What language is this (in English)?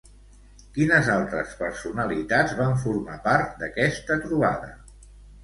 Catalan